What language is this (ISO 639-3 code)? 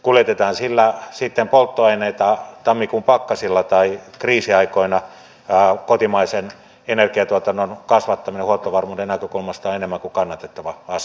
fin